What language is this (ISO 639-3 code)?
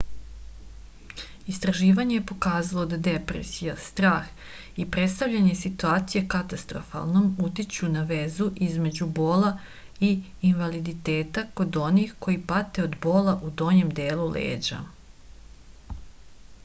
srp